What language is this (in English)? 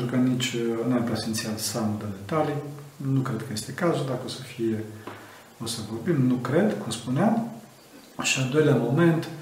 Romanian